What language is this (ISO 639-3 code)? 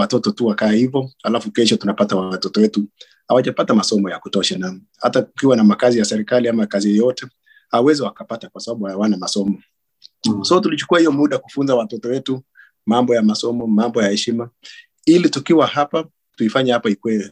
swa